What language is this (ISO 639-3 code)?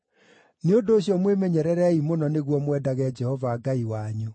kik